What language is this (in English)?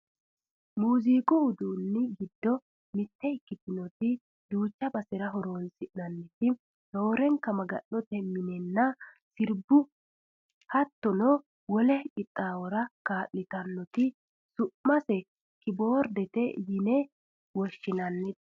Sidamo